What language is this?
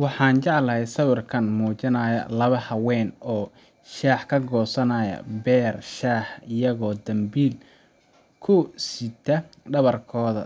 Somali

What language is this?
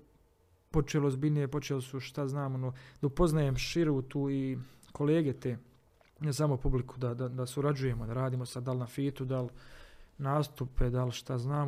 Croatian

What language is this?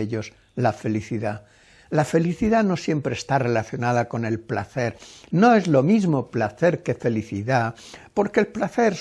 Spanish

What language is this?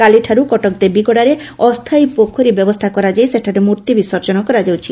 Odia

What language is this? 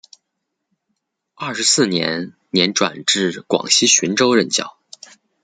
Chinese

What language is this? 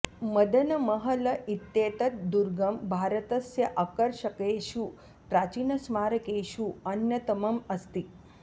Sanskrit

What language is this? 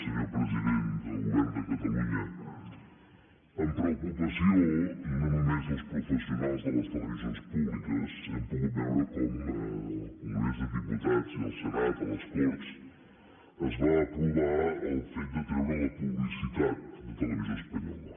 Catalan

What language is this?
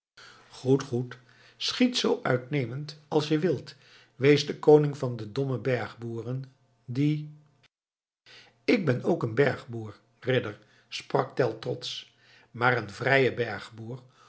Dutch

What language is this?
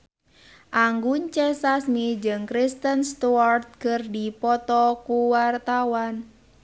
Sundanese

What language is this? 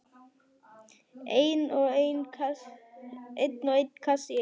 Icelandic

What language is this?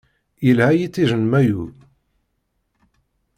Kabyle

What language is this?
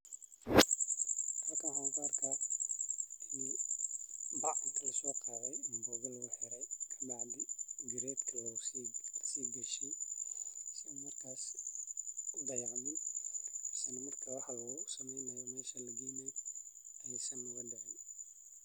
Somali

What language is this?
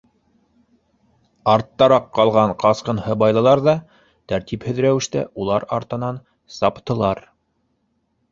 Bashkir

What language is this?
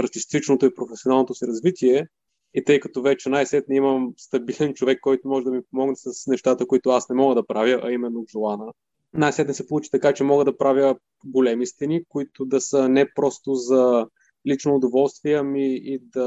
Bulgarian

